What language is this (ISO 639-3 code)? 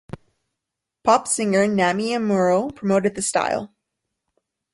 eng